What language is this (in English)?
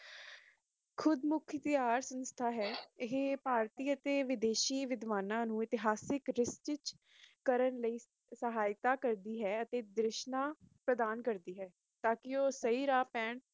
Punjabi